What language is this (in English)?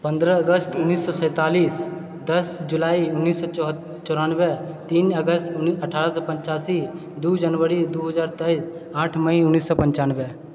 Maithili